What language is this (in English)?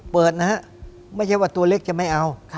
Thai